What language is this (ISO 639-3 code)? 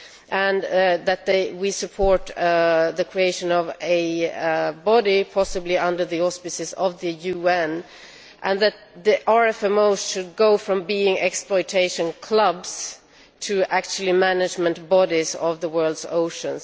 eng